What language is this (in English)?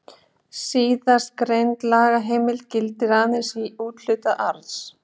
Icelandic